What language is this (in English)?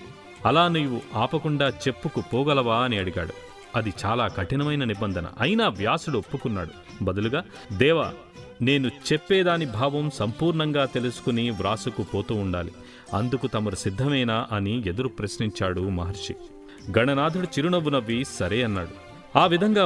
Telugu